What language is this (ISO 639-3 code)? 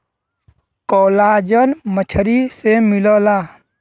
bho